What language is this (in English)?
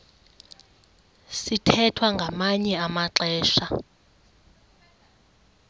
Xhosa